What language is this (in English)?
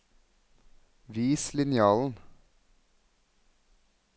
Norwegian